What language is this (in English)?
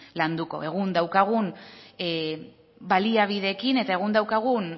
Basque